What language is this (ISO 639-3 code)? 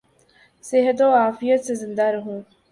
urd